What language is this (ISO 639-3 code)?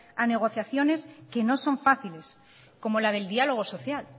spa